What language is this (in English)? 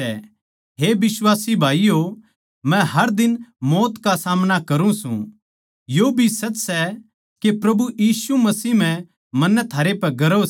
Haryanvi